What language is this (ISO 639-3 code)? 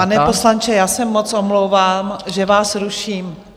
ces